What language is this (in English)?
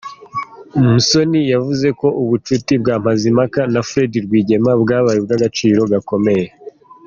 Kinyarwanda